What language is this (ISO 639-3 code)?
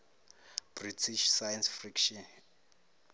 zul